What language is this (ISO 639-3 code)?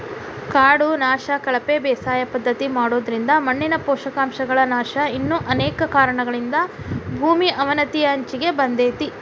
kan